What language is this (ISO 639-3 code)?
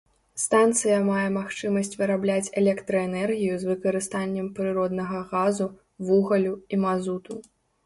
bel